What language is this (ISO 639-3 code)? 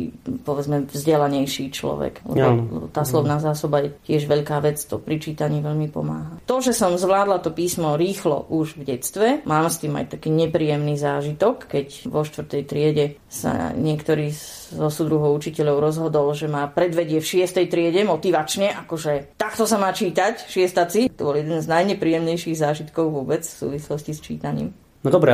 slk